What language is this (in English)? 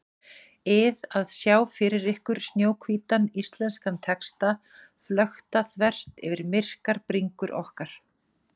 Icelandic